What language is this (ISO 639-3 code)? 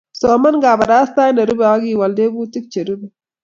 kln